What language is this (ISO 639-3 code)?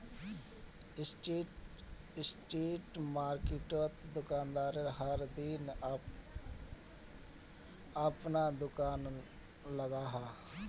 mag